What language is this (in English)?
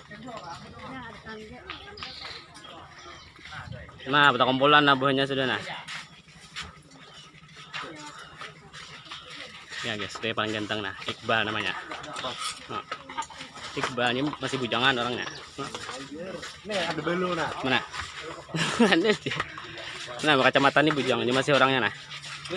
Indonesian